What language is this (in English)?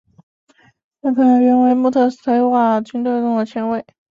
Chinese